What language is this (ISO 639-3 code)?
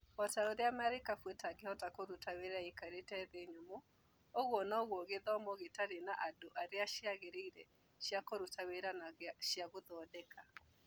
kik